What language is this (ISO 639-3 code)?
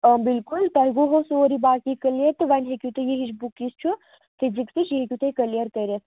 kas